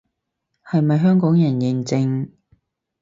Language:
Cantonese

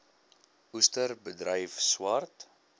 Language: Afrikaans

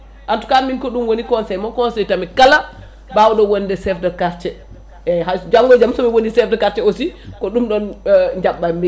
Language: Fula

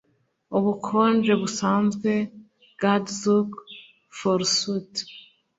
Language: Kinyarwanda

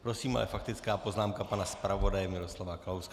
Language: Czech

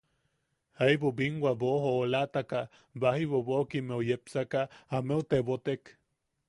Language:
Yaqui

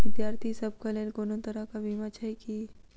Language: Maithili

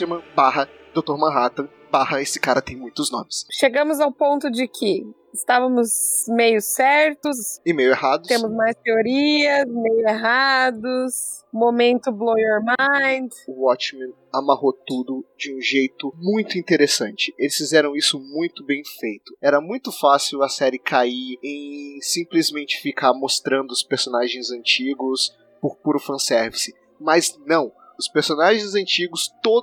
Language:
Portuguese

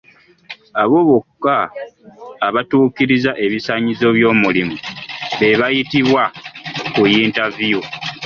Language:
Ganda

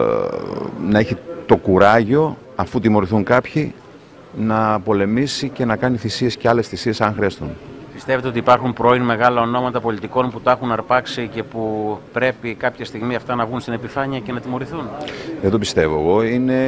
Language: Greek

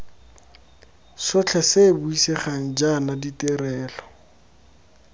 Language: Tswana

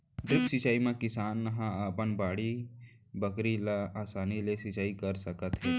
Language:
Chhattisgarhi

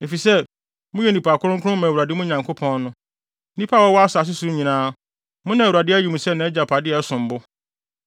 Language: Akan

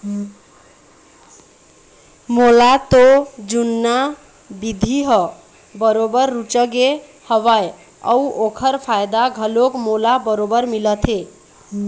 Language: Chhattisgarhi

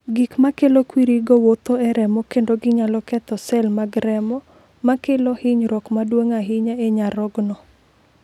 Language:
Luo (Kenya and Tanzania)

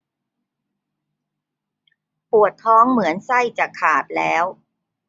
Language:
Thai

